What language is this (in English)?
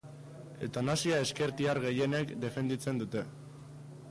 Basque